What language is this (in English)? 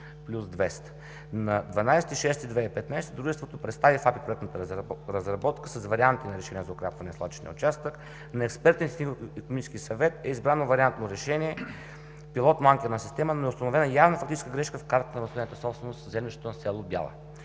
Bulgarian